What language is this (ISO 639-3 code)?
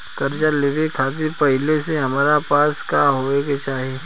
bho